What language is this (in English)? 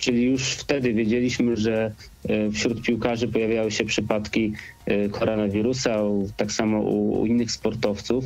Polish